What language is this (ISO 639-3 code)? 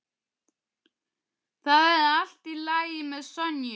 isl